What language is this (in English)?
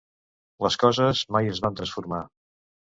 Catalan